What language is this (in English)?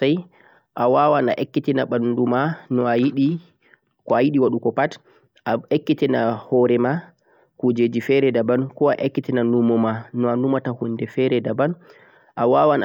Central-Eastern Niger Fulfulde